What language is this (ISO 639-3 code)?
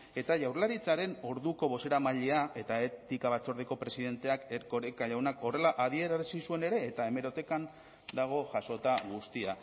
eus